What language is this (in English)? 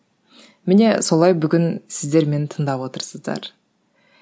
Kazakh